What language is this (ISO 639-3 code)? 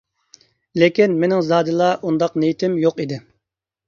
uig